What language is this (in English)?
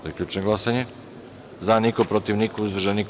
Serbian